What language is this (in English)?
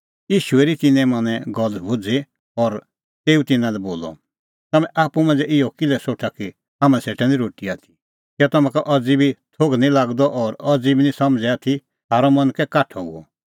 Kullu Pahari